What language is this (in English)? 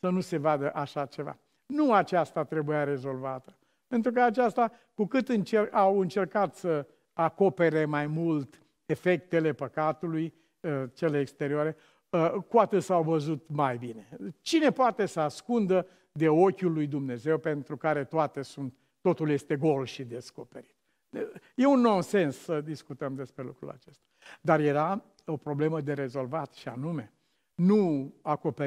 Romanian